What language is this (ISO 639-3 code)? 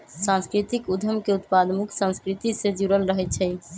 mag